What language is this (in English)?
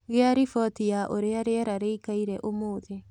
Kikuyu